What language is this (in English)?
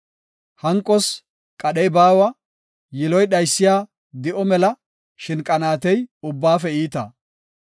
Gofa